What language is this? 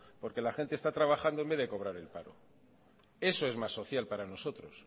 Spanish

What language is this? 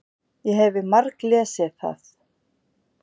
Icelandic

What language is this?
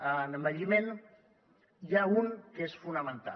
Catalan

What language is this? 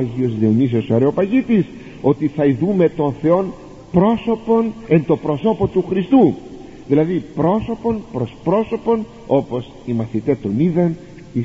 Greek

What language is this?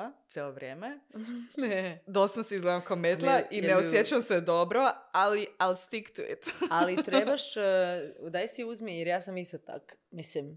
Croatian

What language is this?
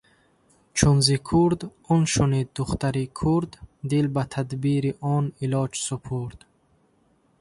Tajik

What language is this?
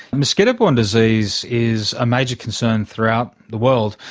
English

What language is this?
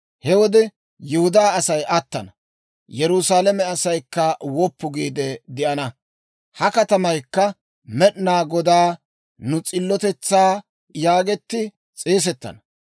Dawro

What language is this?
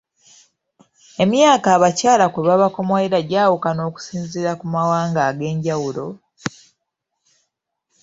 Ganda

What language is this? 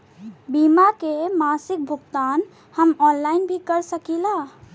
Bhojpuri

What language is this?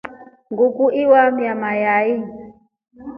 Rombo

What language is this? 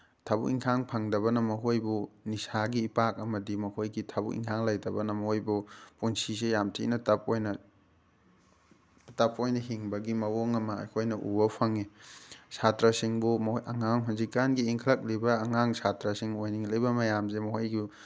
Manipuri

